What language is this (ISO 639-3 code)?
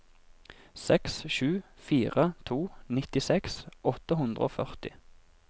nor